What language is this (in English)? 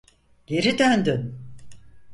Turkish